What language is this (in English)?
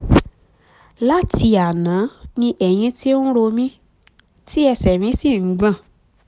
Yoruba